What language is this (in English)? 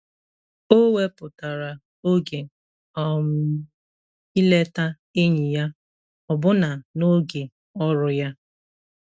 Igbo